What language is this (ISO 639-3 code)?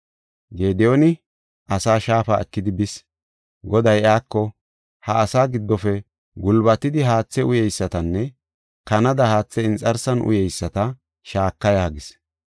gof